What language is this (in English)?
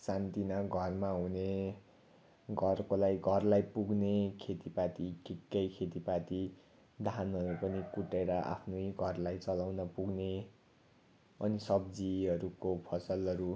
Nepali